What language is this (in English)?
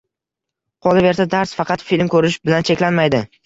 Uzbek